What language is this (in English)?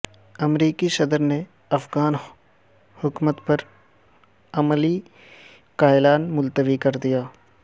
Urdu